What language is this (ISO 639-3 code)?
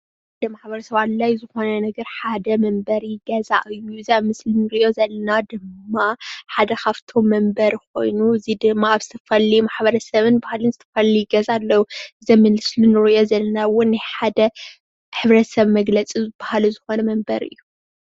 tir